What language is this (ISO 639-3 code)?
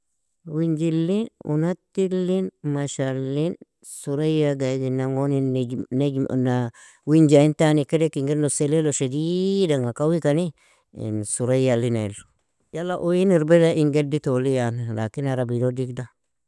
fia